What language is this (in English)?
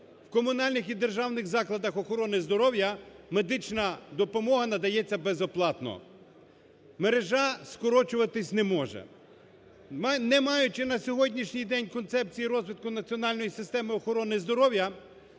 Ukrainian